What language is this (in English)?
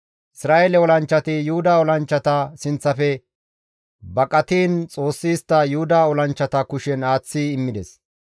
Gamo